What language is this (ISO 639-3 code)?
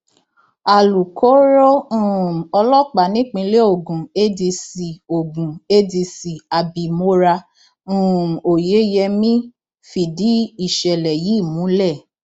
yor